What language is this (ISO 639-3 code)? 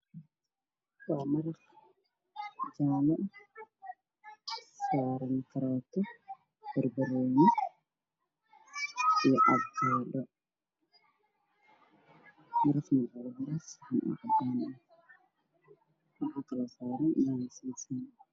som